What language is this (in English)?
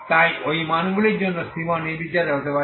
Bangla